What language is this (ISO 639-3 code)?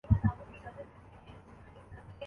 urd